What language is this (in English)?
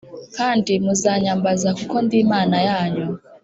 Kinyarwanda